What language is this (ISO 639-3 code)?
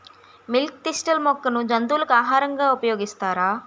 tel